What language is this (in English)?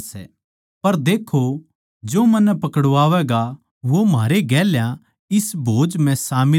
Haryanvi